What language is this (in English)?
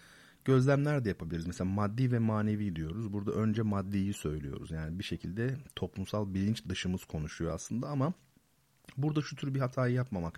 Turkish